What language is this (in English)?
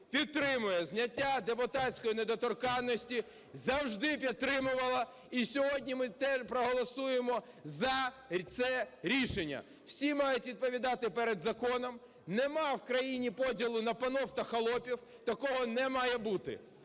Ukrainian